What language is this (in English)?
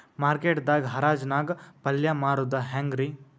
Kannada